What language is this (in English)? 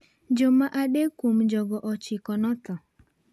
Luo (Kenya and Tanzania)